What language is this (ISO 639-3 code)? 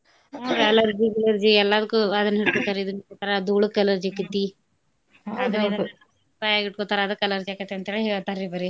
kan